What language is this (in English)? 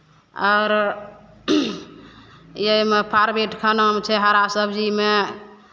Maithili